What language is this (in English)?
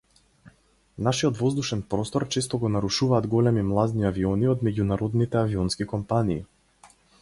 Macedonian